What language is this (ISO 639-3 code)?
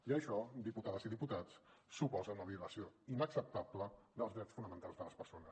cat